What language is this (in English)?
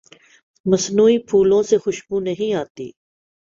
Urdu